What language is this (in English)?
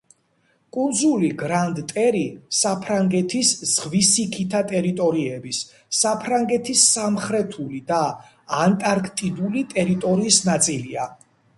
Georgian